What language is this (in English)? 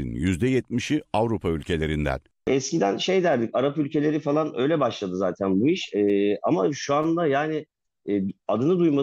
Turkish